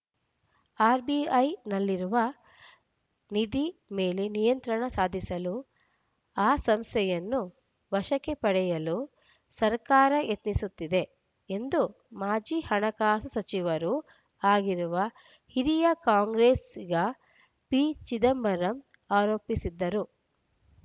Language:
Kannada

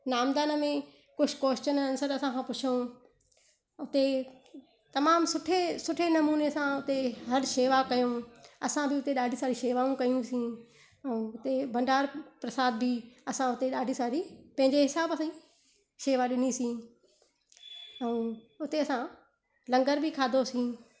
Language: Sindhi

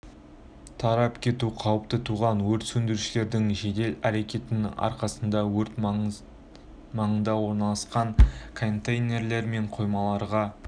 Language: Kazakh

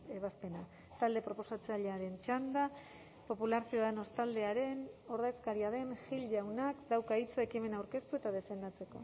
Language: Basque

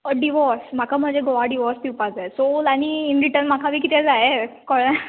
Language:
Konkani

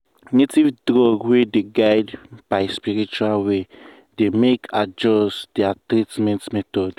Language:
Nigerian Pidgin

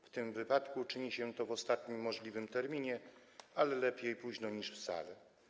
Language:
Polish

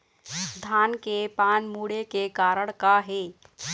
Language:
Chhattisgarhi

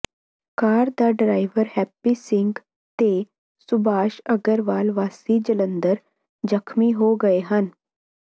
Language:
Punjabi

